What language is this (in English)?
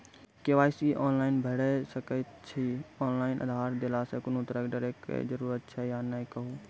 Maithili